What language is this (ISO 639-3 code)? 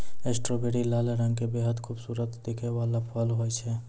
mai